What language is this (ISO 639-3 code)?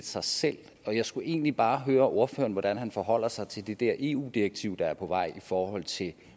dan